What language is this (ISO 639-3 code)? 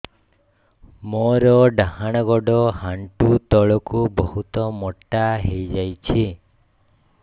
ori